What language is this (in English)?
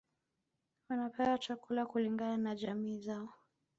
Swahili